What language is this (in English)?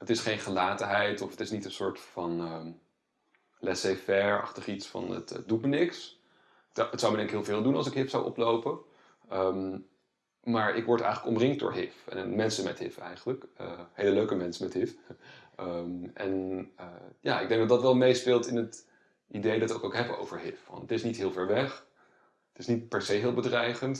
Dutch